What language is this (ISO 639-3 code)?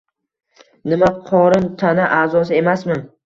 uzb